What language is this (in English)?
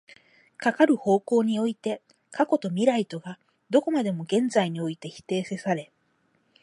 Japanese